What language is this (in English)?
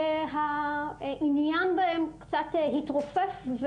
Hebrew